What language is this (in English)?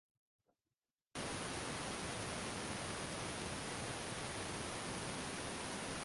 Bangla